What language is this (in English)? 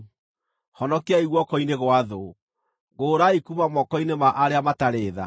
Kikuyu